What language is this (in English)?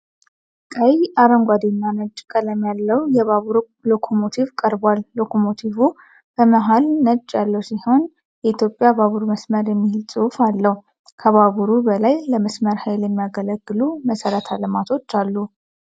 Amharic